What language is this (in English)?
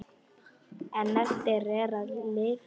Icelandic